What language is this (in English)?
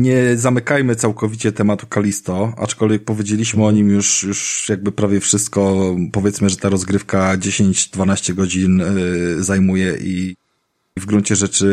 Polish